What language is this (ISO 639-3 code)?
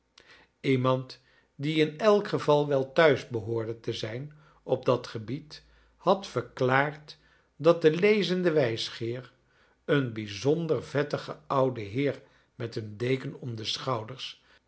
nld